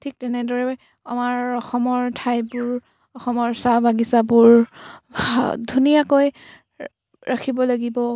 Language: Assamese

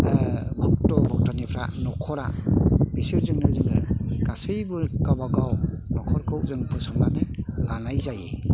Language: Bodo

